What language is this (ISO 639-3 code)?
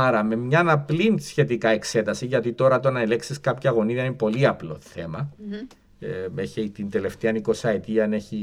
ell